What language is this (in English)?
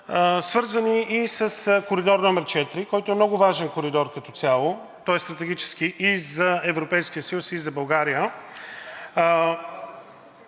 Bulgarian